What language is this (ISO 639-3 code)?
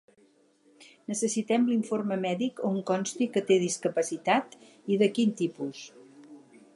cat